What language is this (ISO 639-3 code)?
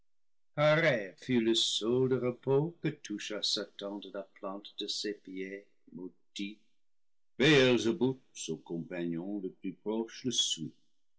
fra